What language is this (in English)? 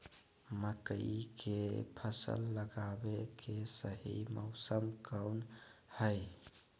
Magahi